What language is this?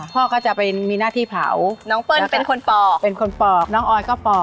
Thai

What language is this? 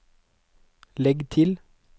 Norwegian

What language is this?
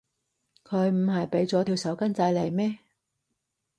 Cantonese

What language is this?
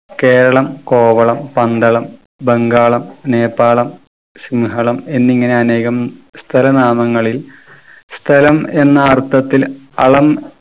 Malayalam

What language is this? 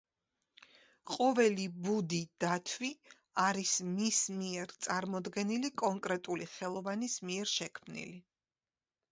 Georgian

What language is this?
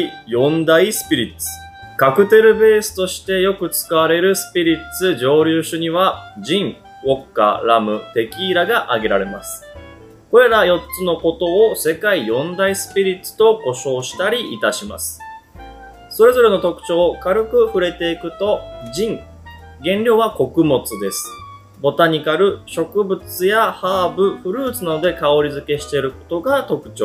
Japanese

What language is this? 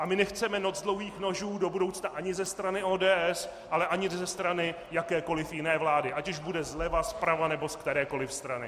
Czech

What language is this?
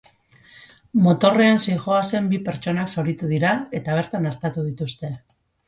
Basque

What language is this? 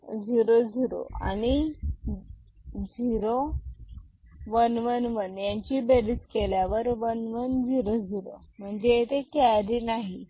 Marathi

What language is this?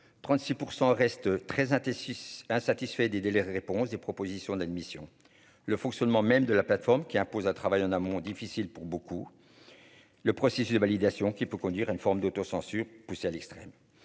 French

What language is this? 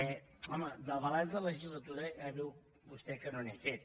Catalan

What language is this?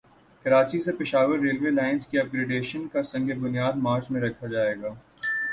Urdu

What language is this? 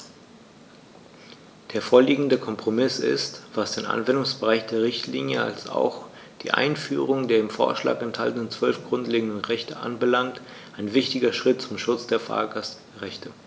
German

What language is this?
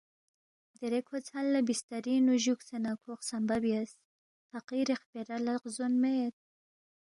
Balti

